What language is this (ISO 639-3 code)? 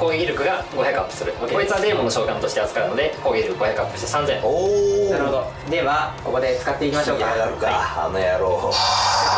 jpn